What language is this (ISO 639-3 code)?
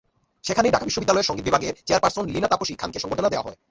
ben